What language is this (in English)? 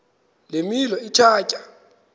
Xhosa